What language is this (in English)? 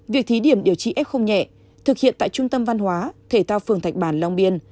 Vietnamese